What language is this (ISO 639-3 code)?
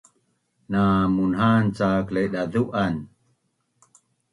bnn